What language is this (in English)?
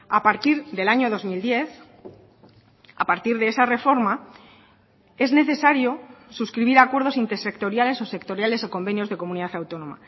Spanish